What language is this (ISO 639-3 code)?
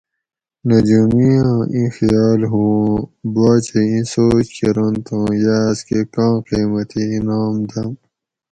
gwc